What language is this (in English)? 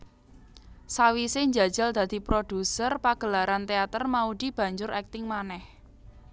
Javanese